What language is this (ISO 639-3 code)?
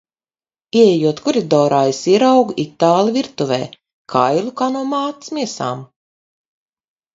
lav